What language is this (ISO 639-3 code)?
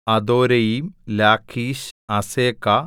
mal